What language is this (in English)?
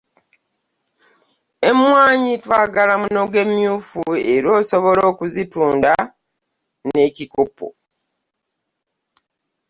Ganda